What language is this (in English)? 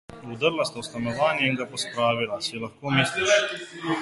Slovenian